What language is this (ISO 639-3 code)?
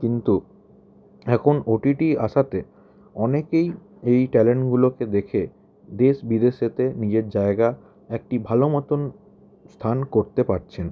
ben